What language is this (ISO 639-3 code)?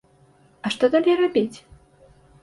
bel